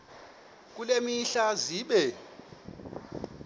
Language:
Xhosa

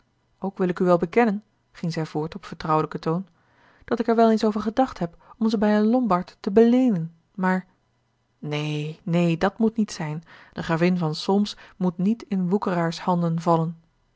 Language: Dutch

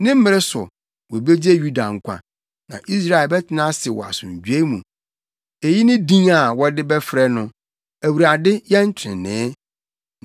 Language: Akan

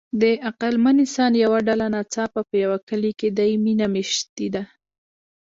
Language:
Pashto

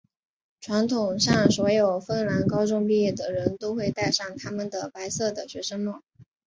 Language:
Chinese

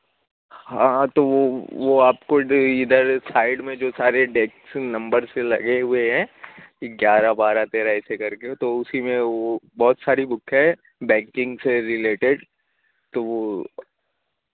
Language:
Urdu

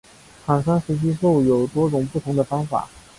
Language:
Chinese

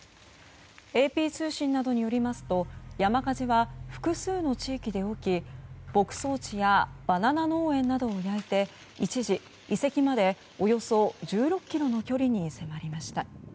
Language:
Japanese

